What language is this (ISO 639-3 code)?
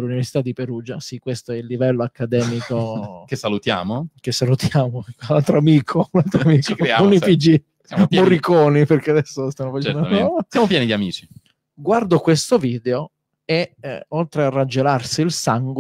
ita